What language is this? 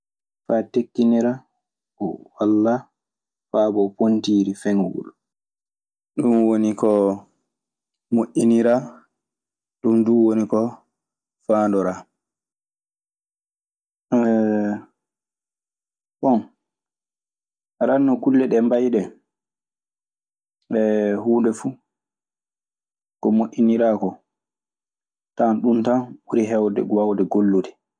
Maasina Fulfulde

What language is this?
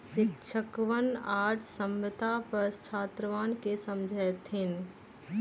Magahi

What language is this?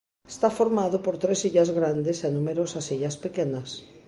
Galician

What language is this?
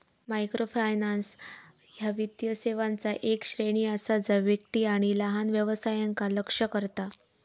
Marathi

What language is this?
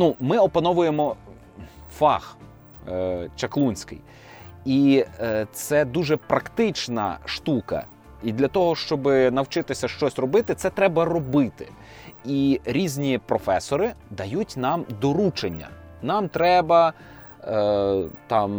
Ukrainian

